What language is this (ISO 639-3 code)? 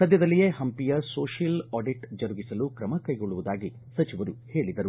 kan